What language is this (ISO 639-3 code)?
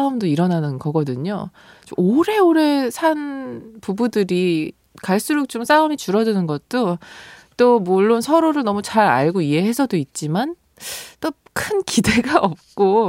kor